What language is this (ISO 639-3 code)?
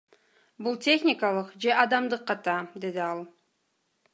kir